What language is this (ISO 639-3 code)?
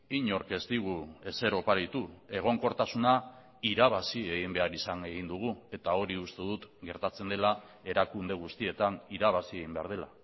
eus